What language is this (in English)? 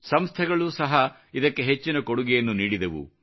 Kannada